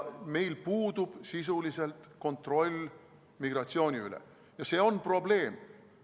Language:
Estonian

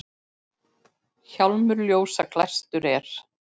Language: Icelandic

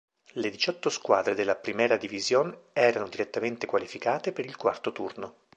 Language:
Italian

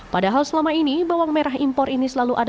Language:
Indonesian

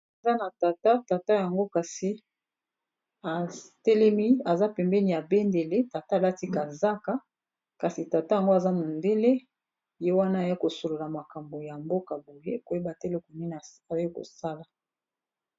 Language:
Lingala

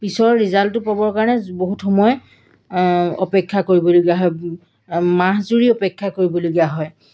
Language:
Assamese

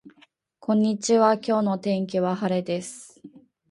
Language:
Japanese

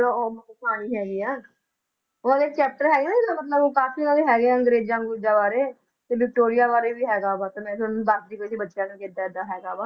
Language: Punjabi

